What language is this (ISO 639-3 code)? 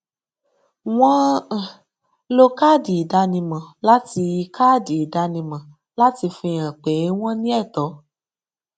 yor